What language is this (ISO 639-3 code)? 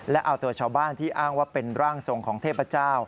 tha